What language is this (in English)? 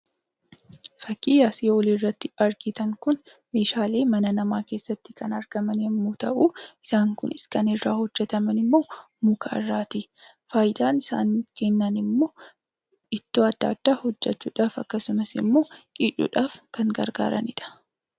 Oromo